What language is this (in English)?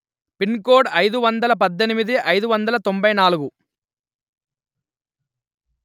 Telugu